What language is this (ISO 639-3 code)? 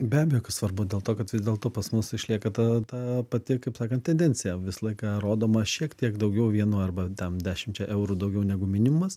lit